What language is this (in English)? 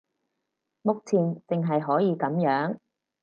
Cantonese